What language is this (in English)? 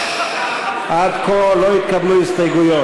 Hebrew